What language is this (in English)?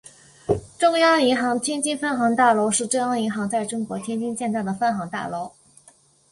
Chinese